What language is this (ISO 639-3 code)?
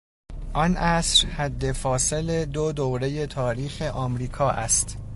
fas